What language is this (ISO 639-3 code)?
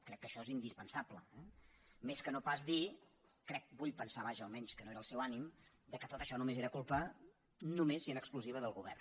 cat